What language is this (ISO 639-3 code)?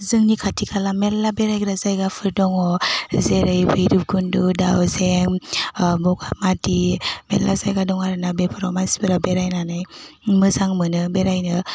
brx